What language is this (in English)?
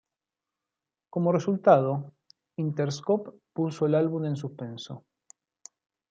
Spanish